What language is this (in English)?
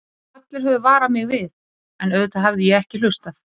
Icelandic